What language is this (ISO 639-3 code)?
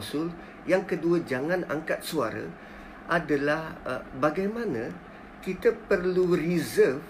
msa